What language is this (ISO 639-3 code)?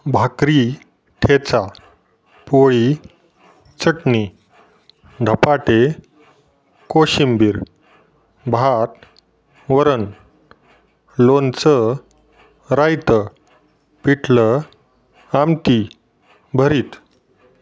mar